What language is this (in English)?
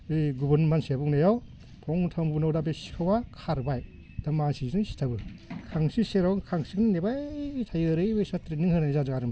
Bodo